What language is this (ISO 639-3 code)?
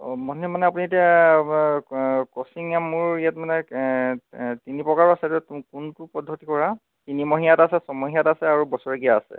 asm